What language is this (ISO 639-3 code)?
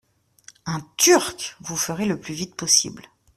fra